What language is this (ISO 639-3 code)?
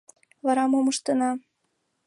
chm